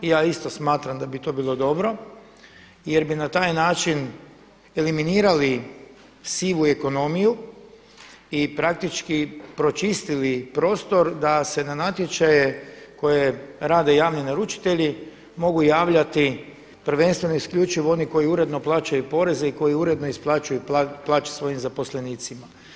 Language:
Croatian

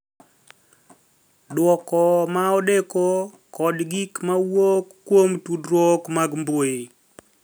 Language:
Luo (Kenya and Tanzania)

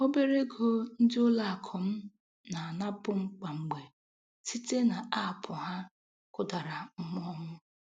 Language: Igbo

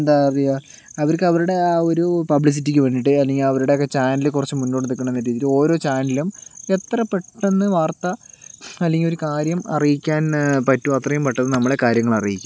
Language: Malayalam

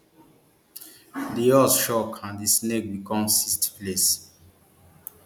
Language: Nigerian Pidgin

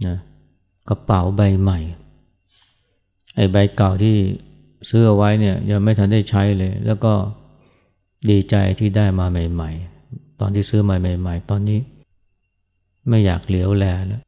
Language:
Thai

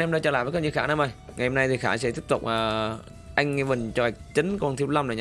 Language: Vietnamese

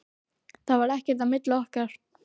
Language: Icelandic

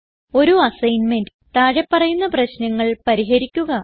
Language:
Malayalam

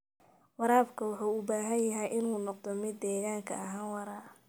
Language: Somali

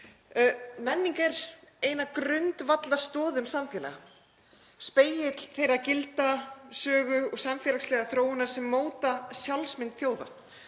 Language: Icelandic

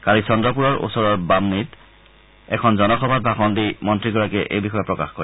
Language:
Assamese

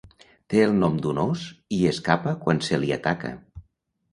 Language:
Catalan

